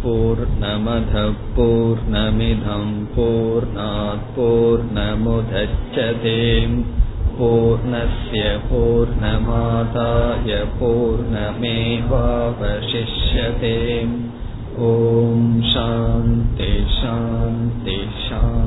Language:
Tamil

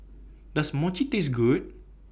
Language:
English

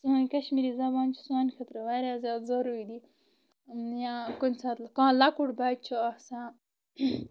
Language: Kashmiri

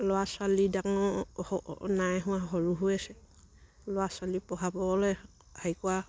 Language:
Assamese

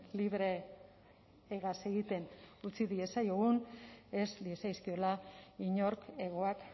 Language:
Basque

